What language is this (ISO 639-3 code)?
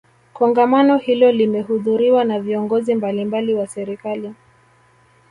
swa